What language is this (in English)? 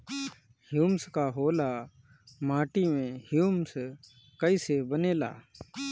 Bhojpuri